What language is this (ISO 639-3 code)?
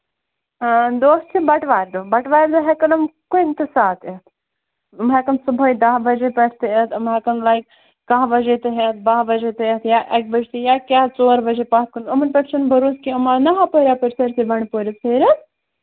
kas